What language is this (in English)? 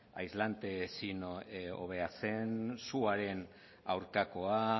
Basque